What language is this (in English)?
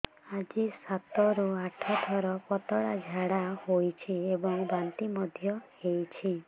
Odia